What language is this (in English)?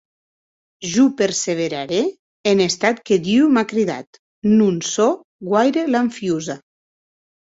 Occitan